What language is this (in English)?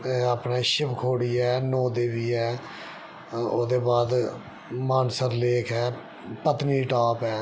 Dogri